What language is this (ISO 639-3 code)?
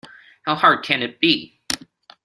eng